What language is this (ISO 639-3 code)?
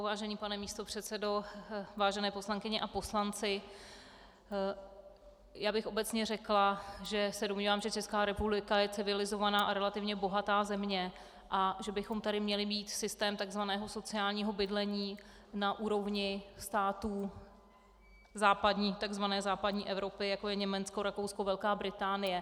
ces